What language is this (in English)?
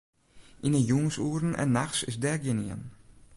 Western Frisian